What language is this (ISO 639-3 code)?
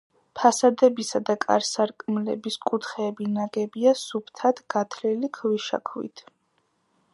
kat